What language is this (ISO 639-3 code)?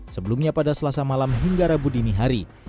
ind